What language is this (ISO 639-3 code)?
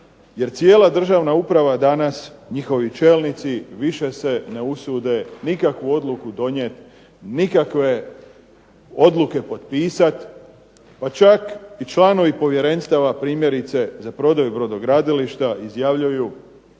hrv